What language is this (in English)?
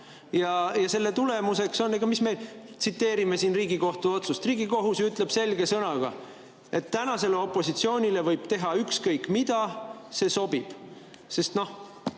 Estonian